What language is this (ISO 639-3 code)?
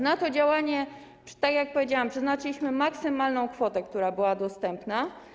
pol